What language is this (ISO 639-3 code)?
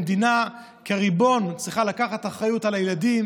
heb